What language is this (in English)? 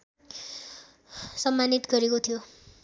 Nepali